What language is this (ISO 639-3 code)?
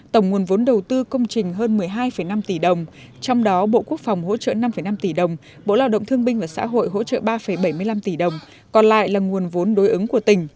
vie